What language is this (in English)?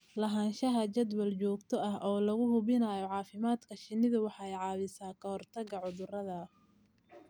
Somali